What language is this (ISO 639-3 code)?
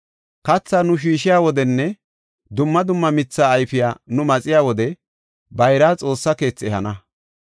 gof